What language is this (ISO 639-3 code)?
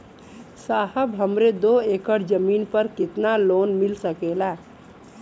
bho